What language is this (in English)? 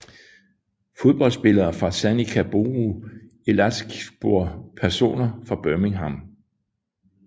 Danish